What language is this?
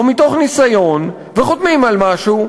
Hebrew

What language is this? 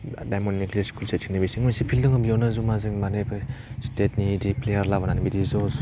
Bodo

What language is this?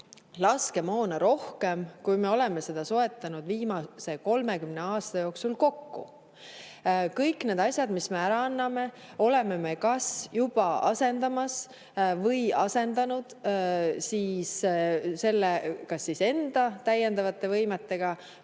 Estonian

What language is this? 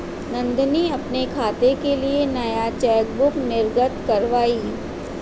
Hindi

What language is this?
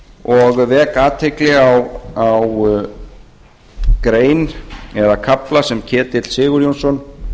Icelandic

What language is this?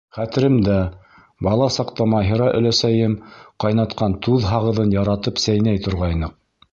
Bashkir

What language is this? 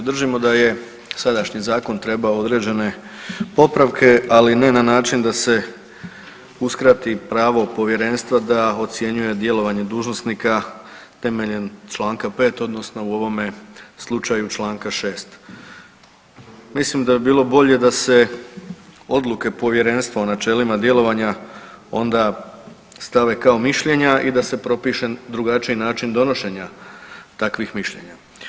Croatian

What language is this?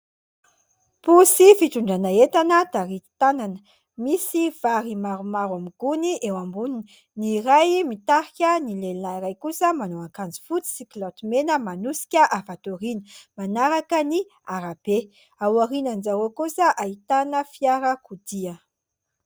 Malagasy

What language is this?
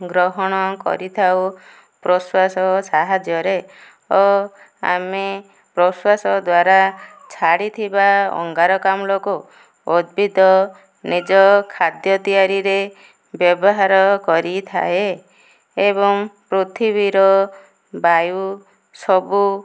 Odia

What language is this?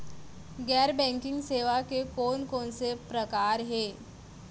Chhattisgarhi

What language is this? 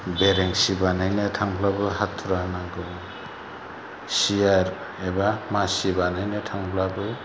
Bodo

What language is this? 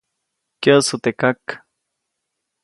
Copainalá Zoque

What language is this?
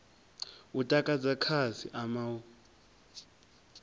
Venda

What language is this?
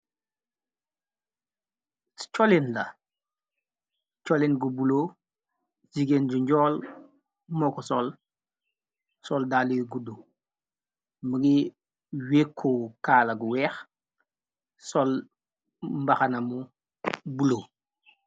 Wolof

